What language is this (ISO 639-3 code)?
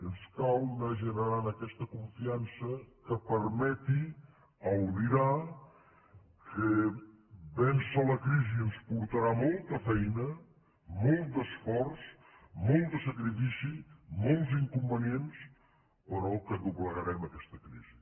cat